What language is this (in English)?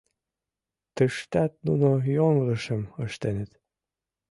Mari